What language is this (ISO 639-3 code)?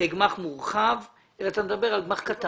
heb